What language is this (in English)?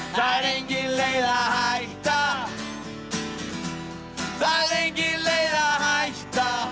Icelandic